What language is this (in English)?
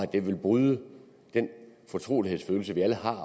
Danish